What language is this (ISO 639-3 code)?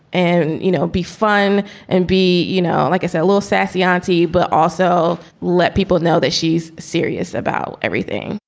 eng